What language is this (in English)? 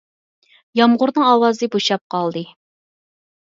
Uyghur